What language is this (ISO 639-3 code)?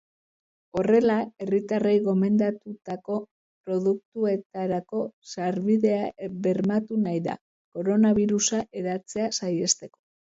eus